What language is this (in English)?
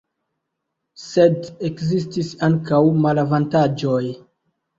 Esperanto